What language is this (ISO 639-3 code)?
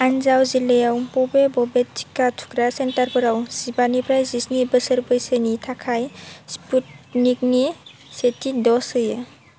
brx